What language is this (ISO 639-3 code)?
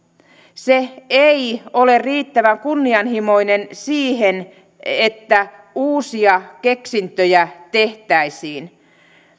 fin